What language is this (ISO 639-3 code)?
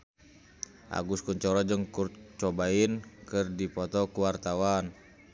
sun